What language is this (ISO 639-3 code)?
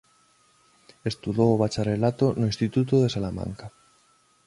glg